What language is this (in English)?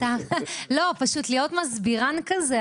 Hebrew